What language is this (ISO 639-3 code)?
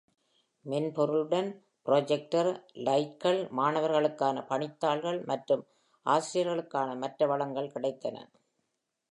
tam